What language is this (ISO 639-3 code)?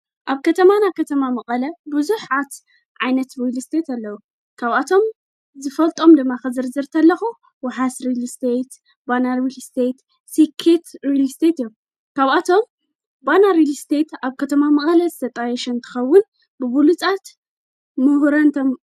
tir